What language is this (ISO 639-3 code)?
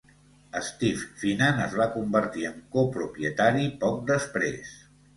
cat